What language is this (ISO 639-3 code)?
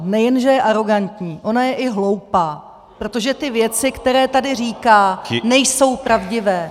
ces